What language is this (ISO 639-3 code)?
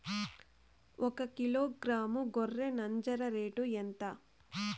tel